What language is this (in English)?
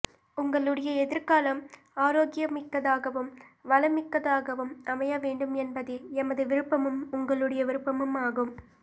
Tamil